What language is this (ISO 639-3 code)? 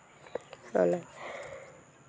sat